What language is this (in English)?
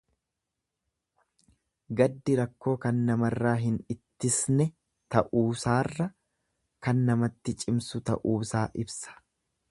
Oromo